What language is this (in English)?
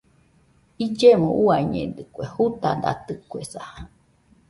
Nüpode Huitoto